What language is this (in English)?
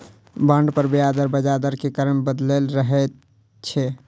Maithili